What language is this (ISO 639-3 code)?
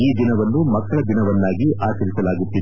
kan